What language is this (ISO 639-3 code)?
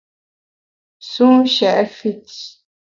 bax